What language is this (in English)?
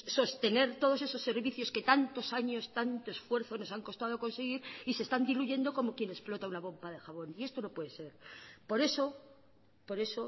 Spanish